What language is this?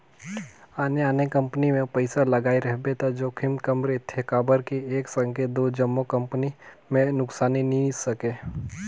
Chhattisgarhi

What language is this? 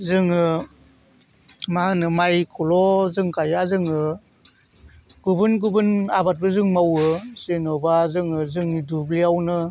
Bodo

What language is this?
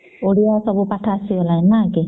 Odia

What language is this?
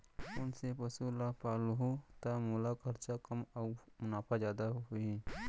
Chhattisgarhi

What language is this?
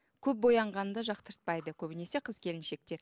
Kazakh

